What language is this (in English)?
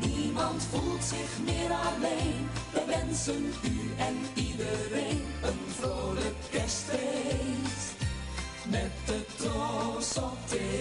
Dutch